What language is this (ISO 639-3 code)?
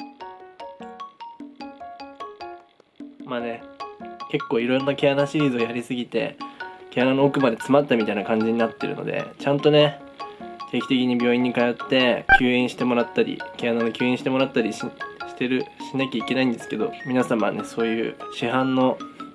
jpn